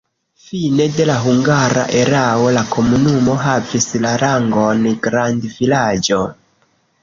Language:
Esperanto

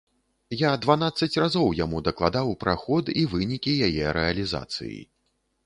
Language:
Belarusian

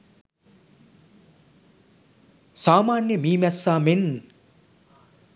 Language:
Sinhala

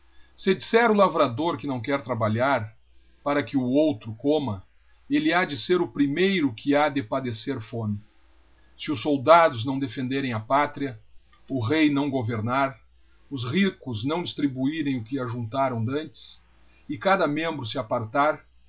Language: Portuguese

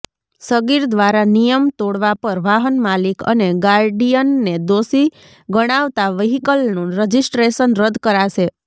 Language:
Gujarati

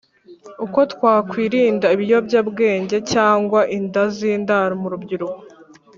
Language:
Kinyarwanda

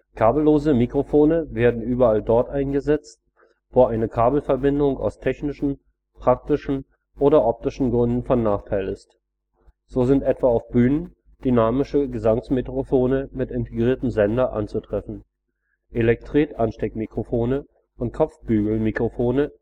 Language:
German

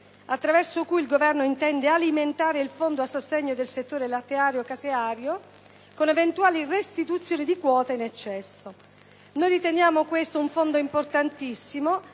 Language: Italian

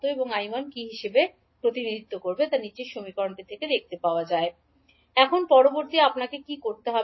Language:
Bangla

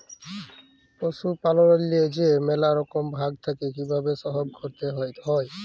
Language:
Bangla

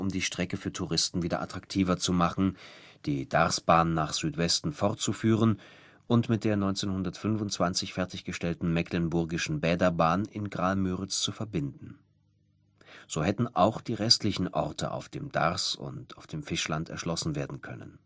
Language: German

